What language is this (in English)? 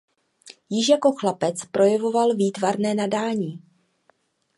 Czech